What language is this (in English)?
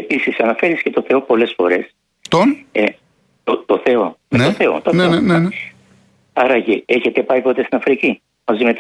Greek